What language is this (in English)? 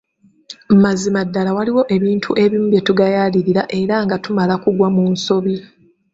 Ganda